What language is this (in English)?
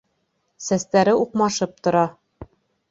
Bashkir